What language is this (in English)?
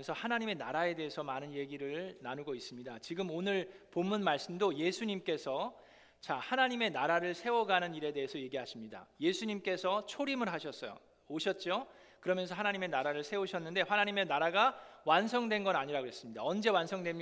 Korean